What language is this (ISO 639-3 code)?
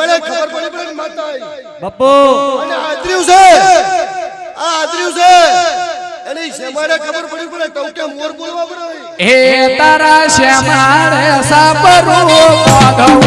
guj